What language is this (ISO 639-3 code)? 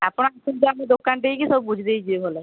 ori